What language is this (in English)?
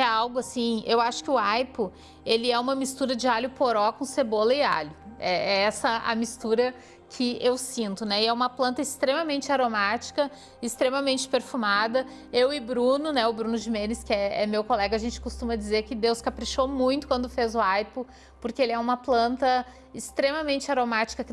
Portuguese